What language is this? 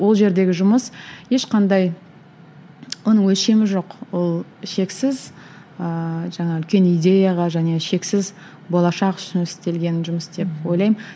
Kazakh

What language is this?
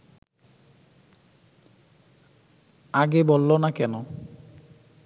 Bangla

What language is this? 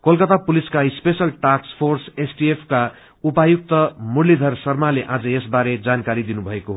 Nepali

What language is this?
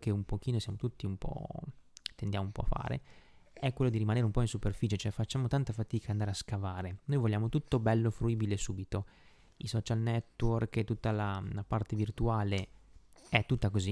Italian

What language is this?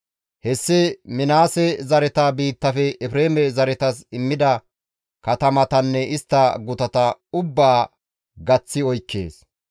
Gamo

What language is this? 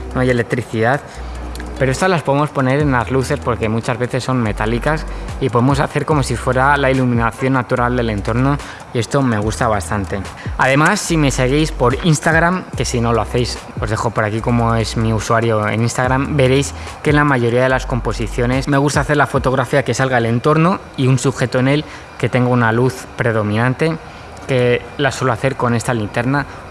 Spanish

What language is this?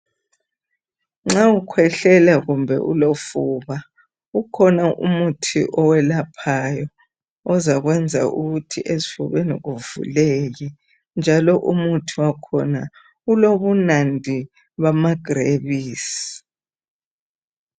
North Ndebele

